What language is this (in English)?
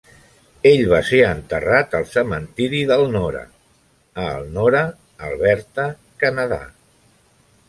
Catalan